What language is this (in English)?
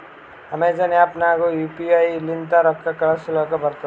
Kannada